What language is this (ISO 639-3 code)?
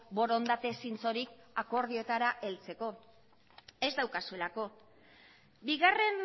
eus